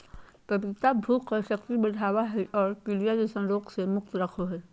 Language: Magahi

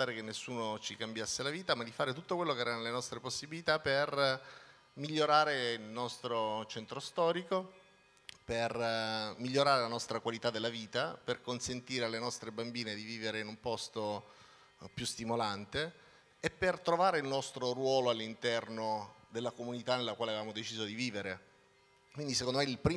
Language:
Italian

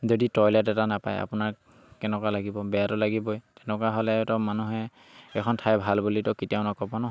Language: Assamese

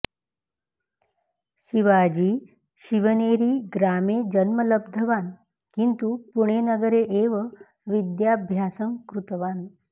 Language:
Sanskrit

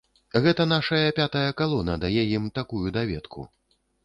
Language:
Belarusian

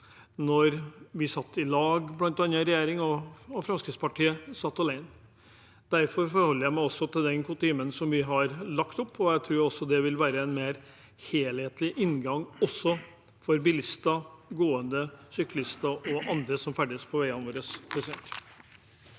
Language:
Norwegian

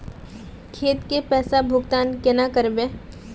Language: Magahi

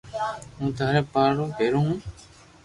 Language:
Loarki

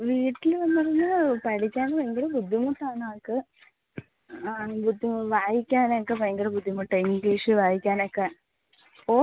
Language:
Malayalam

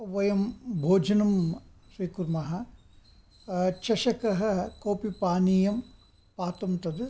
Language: Sanskrit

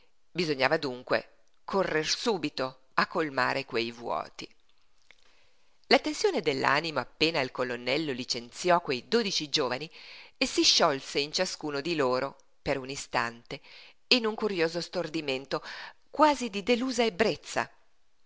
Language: Italian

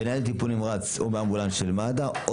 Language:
Hebrew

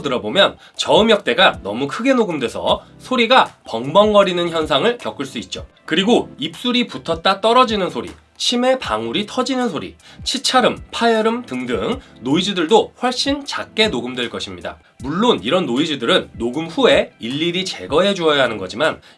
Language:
Korean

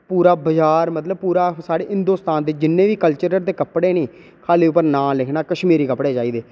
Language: Dogri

